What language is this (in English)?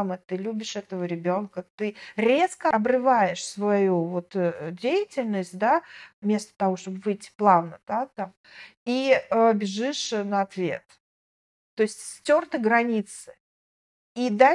Russian